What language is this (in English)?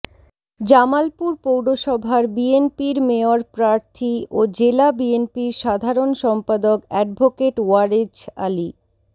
Bangla